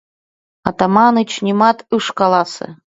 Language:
Mari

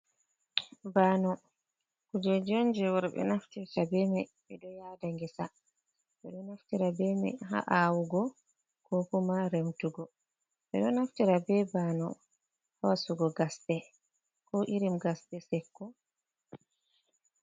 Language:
Fula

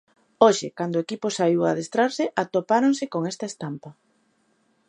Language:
Galician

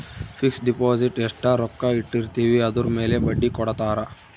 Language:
Kannada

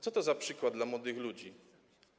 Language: Polish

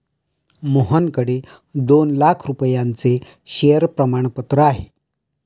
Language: Marathi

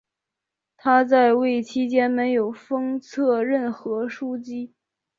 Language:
Chinese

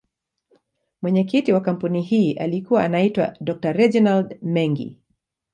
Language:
Swahili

